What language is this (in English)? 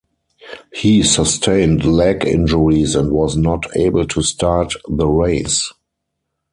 English